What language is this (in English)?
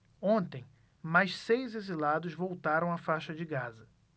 Portuguese